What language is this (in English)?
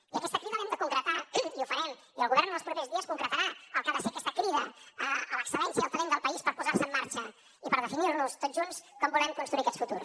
Catalan